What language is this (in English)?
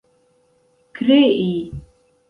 Esperanto